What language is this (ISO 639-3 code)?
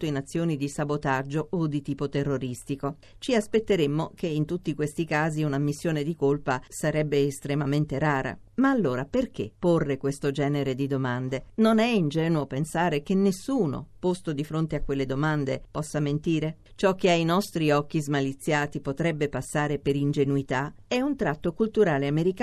ita